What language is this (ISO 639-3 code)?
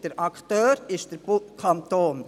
gsw